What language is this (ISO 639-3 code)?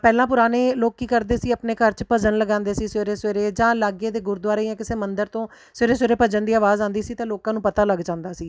pan